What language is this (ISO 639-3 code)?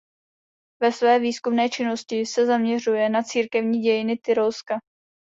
ces